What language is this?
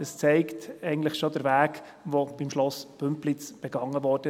Swiss German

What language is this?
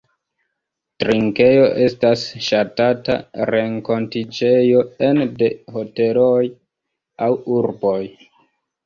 Esperanto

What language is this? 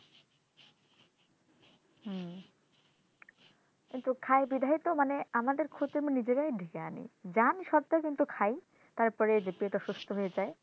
Bangla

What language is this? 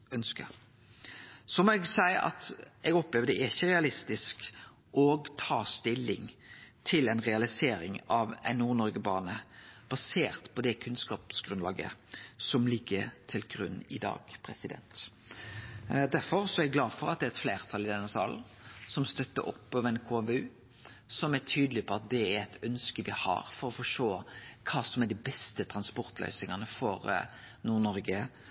Norwegian Nynorsk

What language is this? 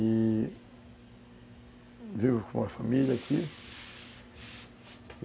Portuguese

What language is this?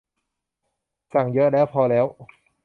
Thai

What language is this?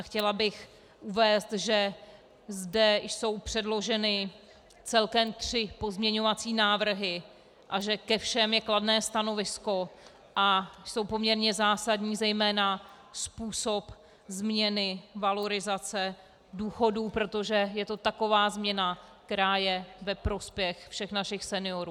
Czech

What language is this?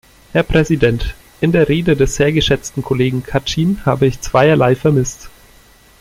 German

